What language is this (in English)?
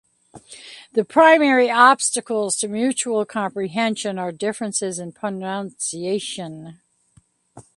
English